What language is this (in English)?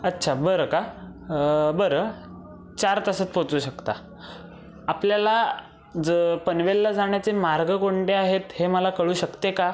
Marathi